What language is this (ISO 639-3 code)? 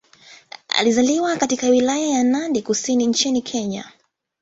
swa